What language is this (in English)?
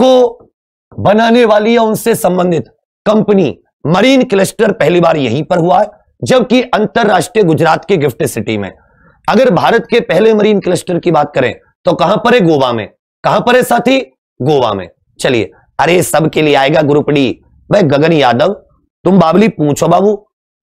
Hindi